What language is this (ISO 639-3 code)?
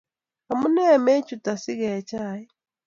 kln